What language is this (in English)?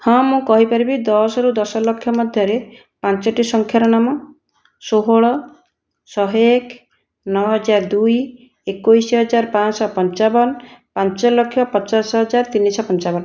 Odia